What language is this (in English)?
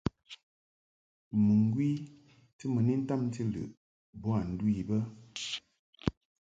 Mungaka